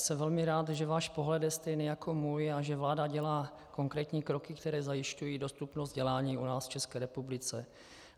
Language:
Czech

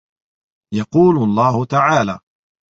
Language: Arabic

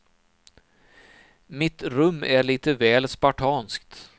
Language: Swedish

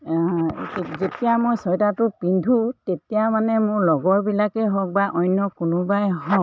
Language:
Assamese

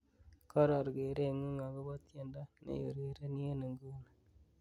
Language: Kalenjin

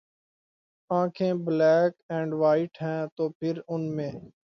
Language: Urdu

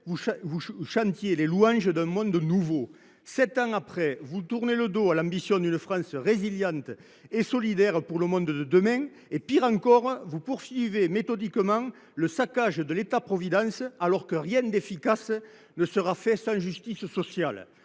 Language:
French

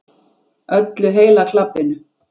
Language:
Icelandic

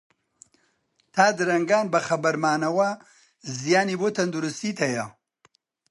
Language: Central Kurdish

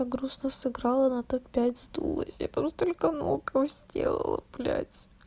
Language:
Russian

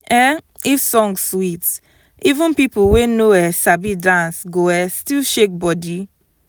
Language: Nigerian Pidgin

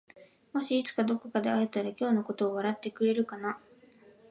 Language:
Japanese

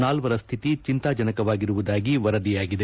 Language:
Kannada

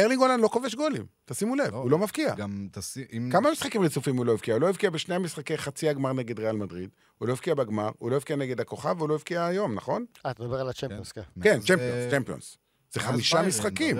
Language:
Hebrew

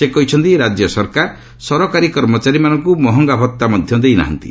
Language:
Odia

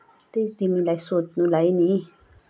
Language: Nepali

